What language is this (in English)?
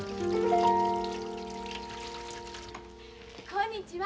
Japanese